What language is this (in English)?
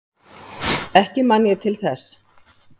Icelandic